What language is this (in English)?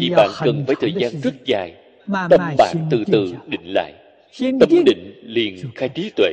Vietnamese